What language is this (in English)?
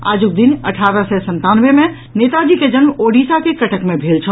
Maithili